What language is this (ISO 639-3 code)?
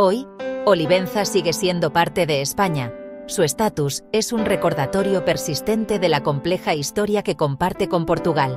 spa